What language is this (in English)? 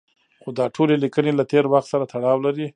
Pashto